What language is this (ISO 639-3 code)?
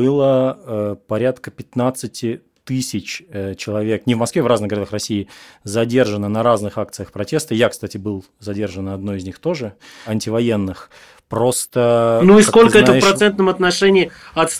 rus